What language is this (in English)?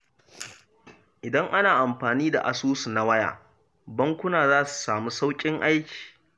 Hausa